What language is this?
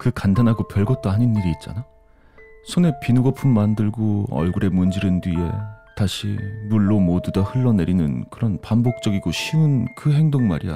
Korean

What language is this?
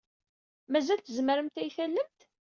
Kabyle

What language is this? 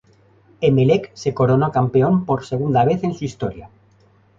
Spanish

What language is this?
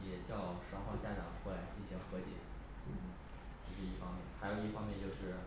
Chinese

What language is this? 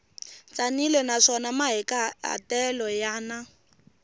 Tsonga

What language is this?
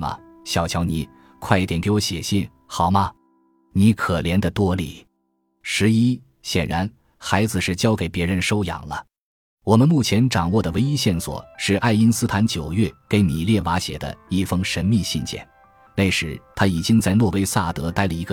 Chinese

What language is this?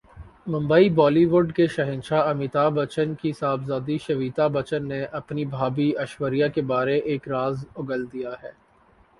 Urdu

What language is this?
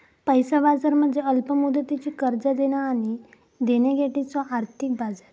Marathi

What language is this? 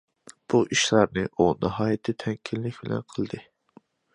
Uyghur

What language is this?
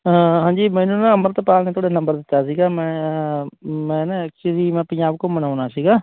Punjabi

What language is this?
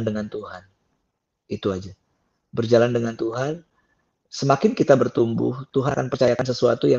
Indonesian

